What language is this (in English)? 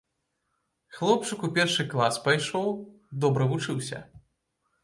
Belarusian